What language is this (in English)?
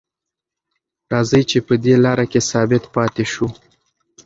Pashto